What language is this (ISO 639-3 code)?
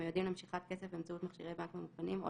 heb